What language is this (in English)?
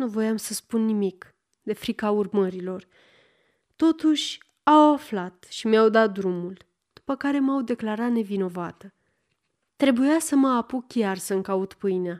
Romanian